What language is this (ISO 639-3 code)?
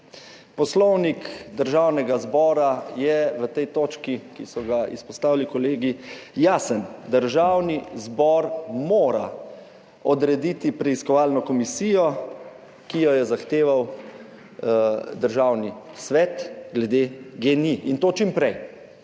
slv